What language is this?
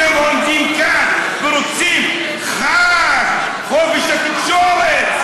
Hebrew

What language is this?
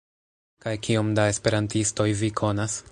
Esperanto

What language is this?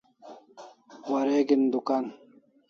Kalasha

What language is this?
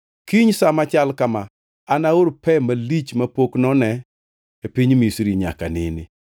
Luo (Kenya and Tanzania)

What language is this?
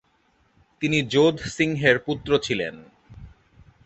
Bangla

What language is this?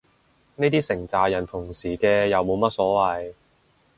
Cantonese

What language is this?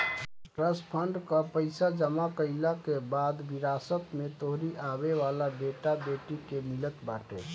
Bhojpuri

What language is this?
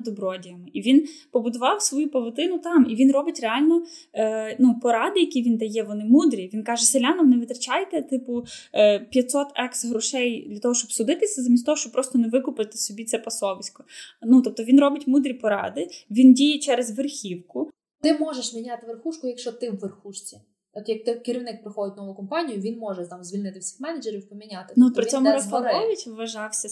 Ukrainian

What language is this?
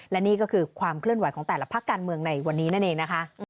Thai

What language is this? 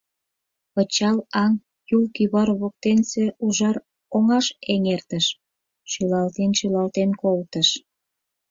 Mari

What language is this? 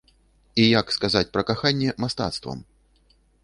Belarusian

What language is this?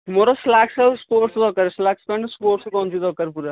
Odia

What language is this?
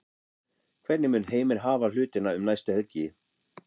Icelandic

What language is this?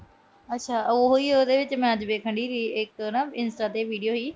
Punjabi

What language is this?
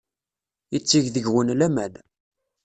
Kabyle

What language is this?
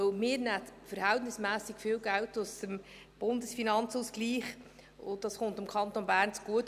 Swiss German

